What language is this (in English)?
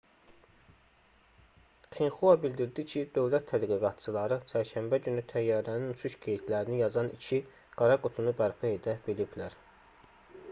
Azerbaijani